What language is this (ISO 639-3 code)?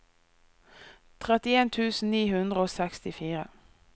nor